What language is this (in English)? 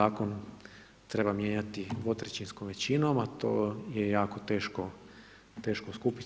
Croatian